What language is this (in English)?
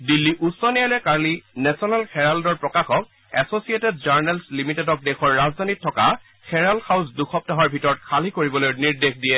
Assamese